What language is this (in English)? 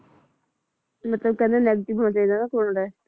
Punjabi